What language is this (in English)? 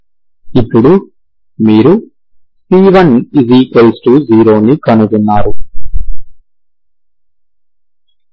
Telugu